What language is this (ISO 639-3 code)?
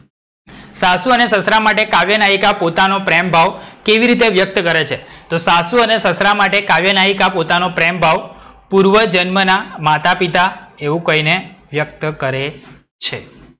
guj